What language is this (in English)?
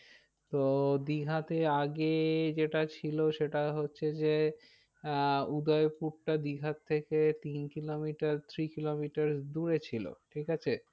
Bangla